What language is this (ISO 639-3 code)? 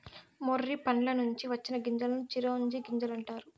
tel